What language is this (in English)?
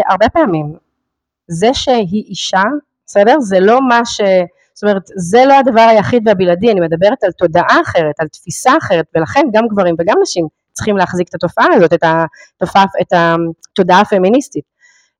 Hebrew